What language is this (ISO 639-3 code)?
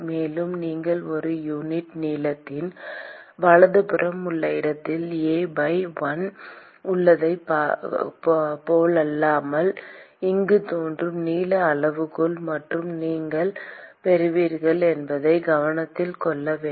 tam